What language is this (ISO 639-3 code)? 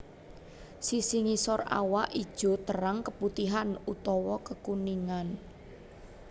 jav